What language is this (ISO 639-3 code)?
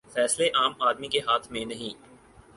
urd